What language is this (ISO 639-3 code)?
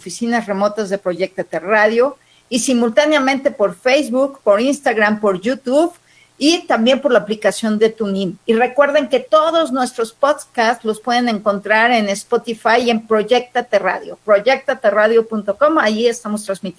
spa